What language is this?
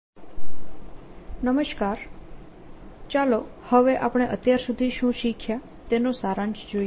Gujarati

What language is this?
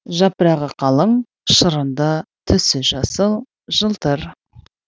Kazakh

